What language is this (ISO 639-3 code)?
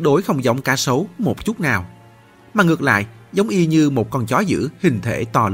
vie